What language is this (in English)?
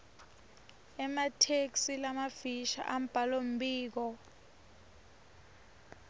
Swati